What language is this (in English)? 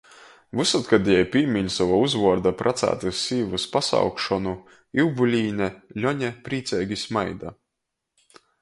Latgalian